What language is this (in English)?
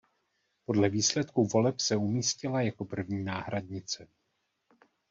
Czech